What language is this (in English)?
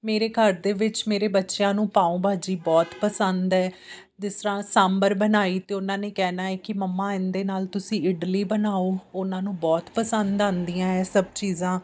Punjabi